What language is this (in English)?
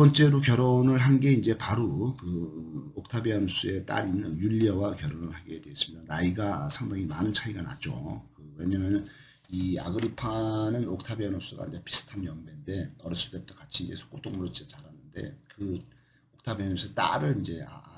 Korean